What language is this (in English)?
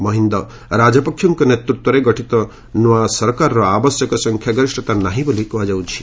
Odia